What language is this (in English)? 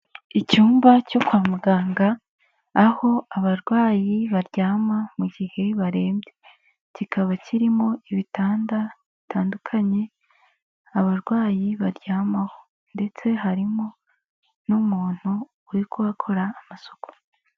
Kinyarwanda